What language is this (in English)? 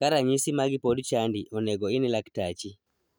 Luo (Kenya and Tanzania)